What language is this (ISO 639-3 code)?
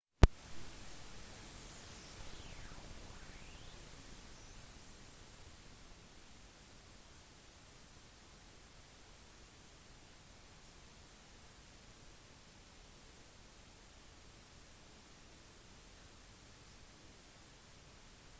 nob